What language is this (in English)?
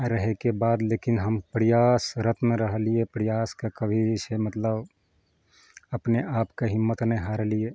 Maithili